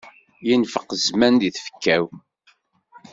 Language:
Kabyle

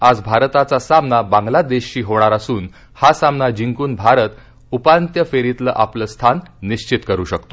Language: Marathi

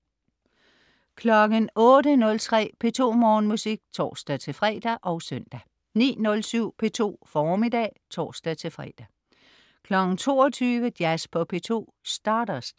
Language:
Danish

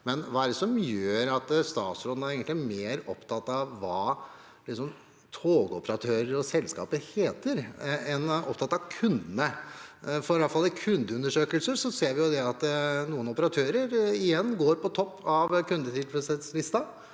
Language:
Norwegian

